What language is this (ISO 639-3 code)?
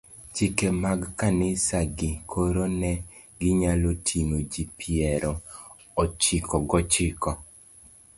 luo